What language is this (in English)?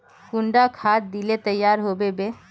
Magahi